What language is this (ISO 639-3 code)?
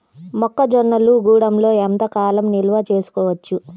tel